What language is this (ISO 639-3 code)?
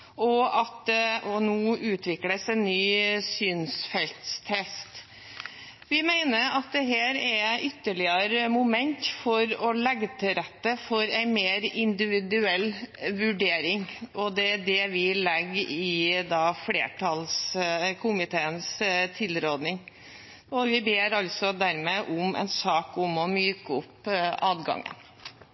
nob